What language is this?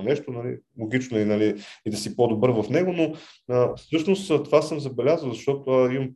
Bulgarian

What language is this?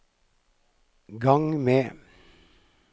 Norwegian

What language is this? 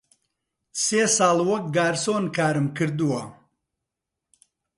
Central Kurdish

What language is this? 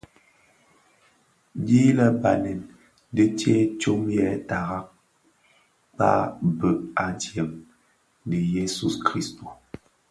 Bafia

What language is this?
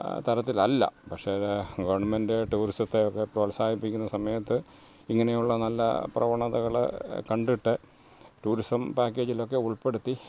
Malayalam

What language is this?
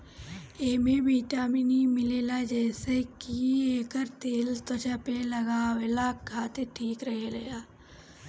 Bhojpuri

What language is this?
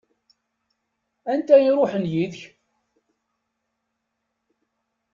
Kabyle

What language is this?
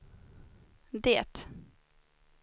Swedish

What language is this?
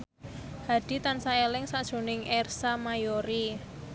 Javanese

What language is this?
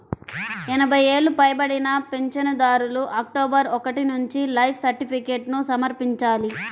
Telugu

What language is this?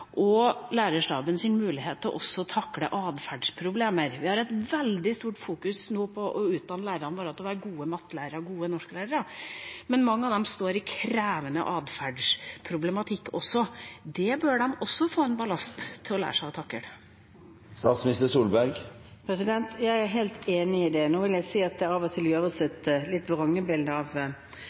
Norwegian Bokmål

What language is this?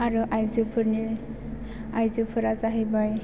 Bodo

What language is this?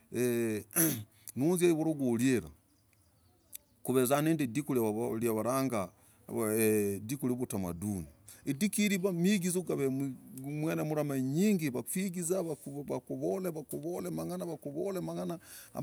Logooli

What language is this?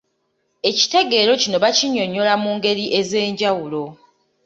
Ganda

